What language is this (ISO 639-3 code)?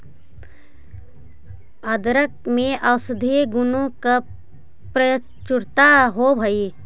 mag